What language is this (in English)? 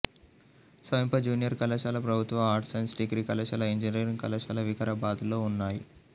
Telugu